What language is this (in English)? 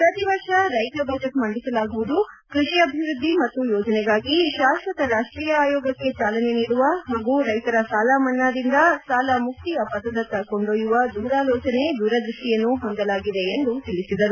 Kannada